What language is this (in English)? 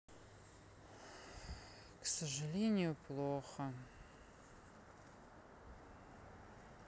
Russian